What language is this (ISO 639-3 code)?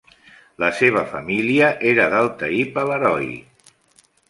cat